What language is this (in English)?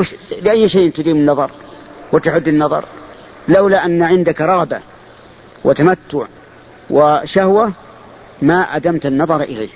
Arabic